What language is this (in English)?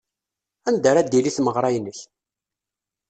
Kabyle